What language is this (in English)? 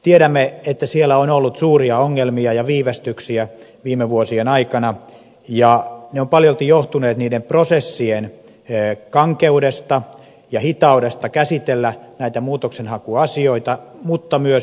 Finnish